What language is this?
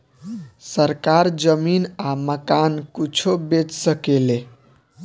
Bhojpuri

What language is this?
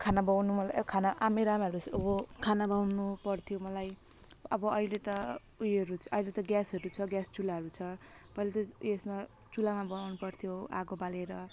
Nepali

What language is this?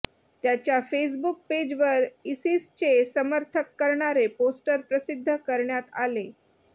Marathi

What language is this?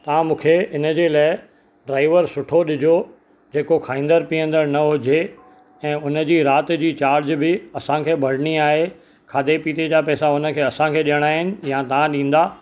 Sindhi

